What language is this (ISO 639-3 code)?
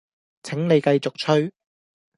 yue